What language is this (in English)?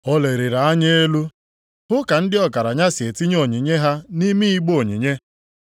Igbo